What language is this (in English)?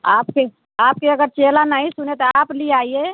Hindi